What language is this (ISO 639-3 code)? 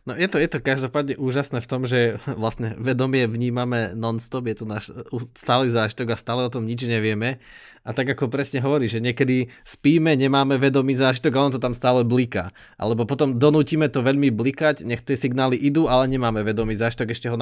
slk